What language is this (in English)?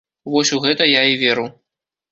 Belarusian